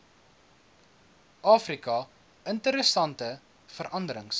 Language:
Afrikaans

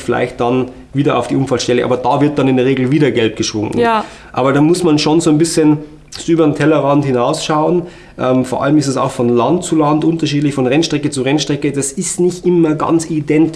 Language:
German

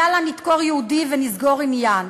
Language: Hebrew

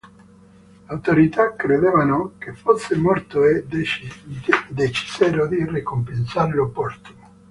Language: Italian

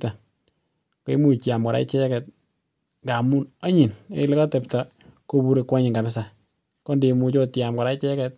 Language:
Kalenjin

